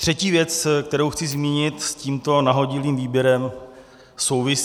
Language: Czech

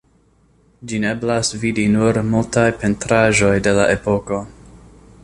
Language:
Esperanto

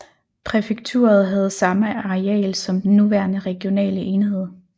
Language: Danish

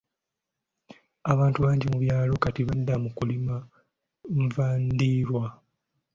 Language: Ganda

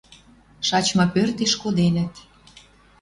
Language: Western Mari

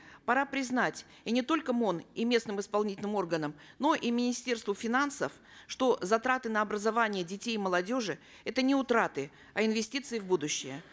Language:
Kazakh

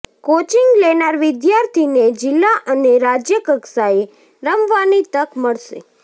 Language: Gujarati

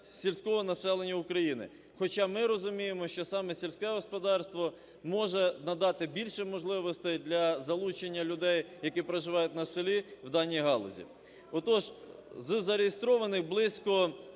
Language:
Ukrainian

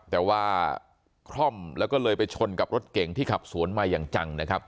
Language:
Thai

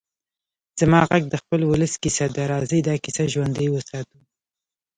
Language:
Pashto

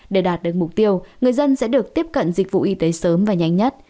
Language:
Vietnamese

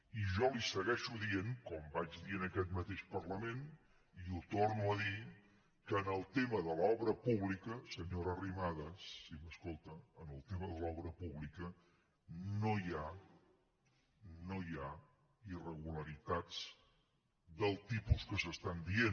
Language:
Catalan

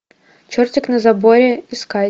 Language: Russian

